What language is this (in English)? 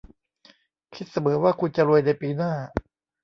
Thai